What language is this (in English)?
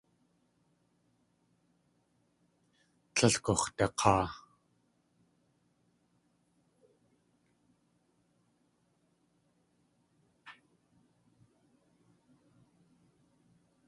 Tlingit